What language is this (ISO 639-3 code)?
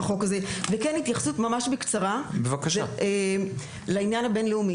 heb